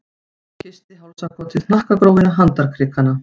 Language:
Icelandic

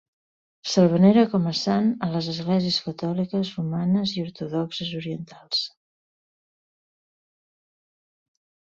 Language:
Catalan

